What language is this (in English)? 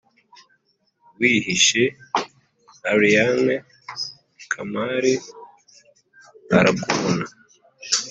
Kinyarwanda